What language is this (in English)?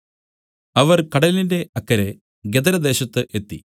Malayalam